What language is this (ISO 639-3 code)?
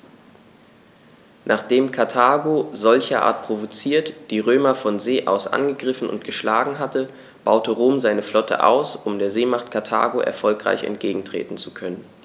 deu